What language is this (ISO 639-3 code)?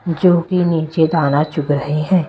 hin